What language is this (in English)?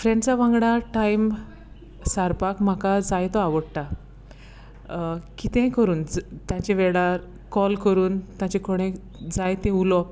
Konkani